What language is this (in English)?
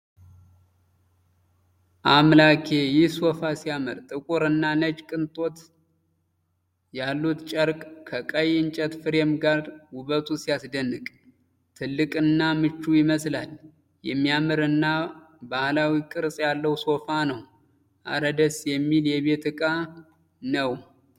Amharic